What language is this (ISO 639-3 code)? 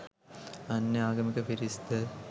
sin